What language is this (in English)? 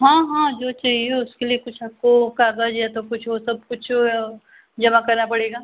Hindi